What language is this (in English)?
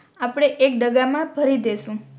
Gujarati